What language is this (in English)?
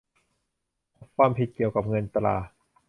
Thai